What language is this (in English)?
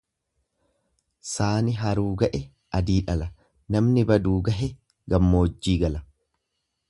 Oromo